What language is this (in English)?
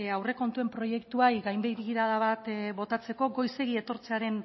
Basque